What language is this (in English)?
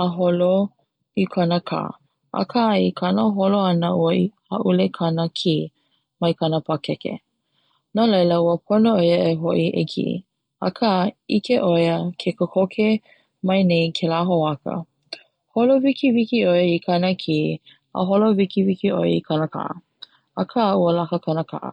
Hawaiian